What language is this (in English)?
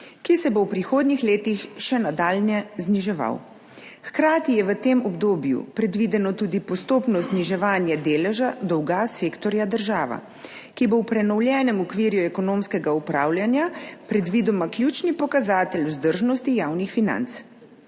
Slovenian